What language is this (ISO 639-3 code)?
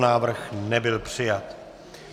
ces